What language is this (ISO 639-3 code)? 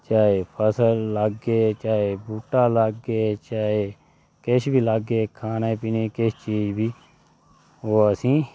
doi